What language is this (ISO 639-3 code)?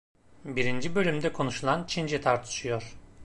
tur